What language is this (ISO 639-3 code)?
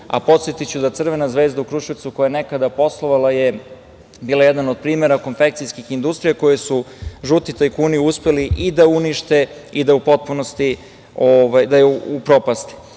srp